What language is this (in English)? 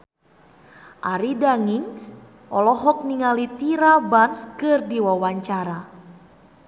Sundanese